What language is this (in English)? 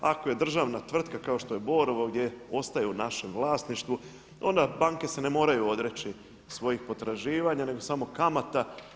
Croatian